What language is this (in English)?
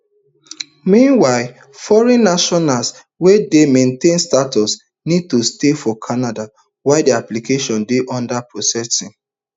Nigerian Pidgin